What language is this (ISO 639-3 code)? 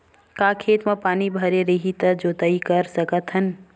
hne